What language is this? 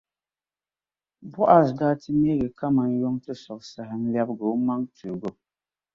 Dagbani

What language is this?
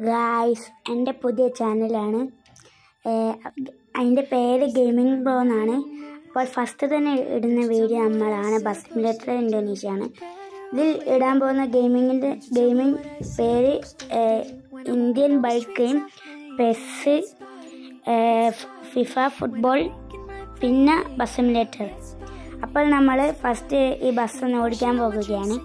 Turkish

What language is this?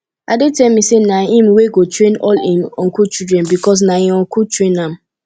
Nigerian Pidgin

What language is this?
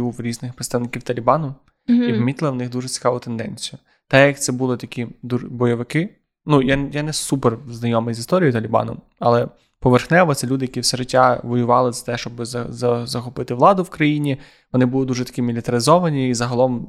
Ukrainian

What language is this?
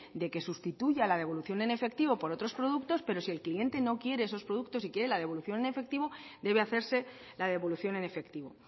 Spanish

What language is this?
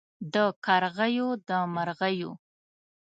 Pashto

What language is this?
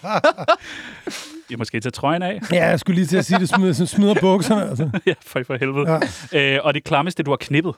Danish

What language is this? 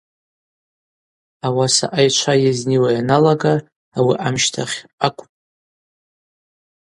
Abaza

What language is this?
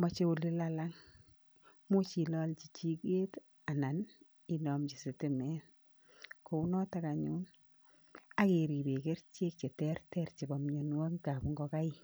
Kalenjin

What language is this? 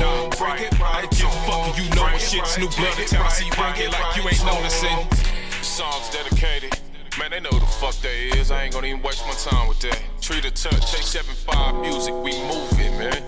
English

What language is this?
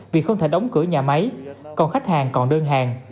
Vietnamese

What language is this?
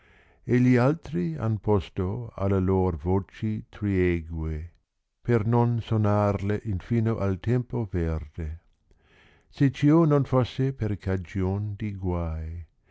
Italian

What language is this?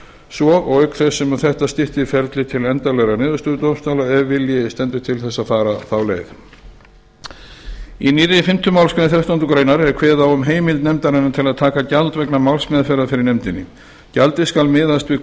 Icelandic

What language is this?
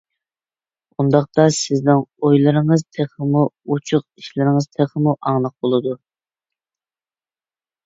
Uyghur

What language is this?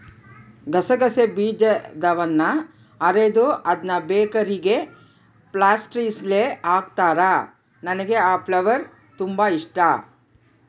Kannada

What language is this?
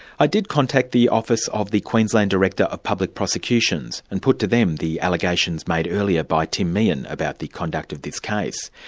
English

